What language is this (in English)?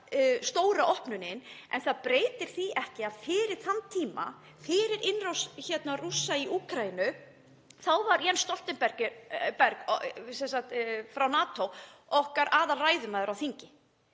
Icelandic